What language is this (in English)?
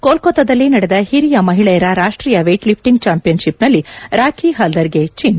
Kannada